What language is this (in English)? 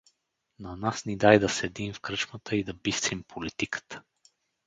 Bulgarian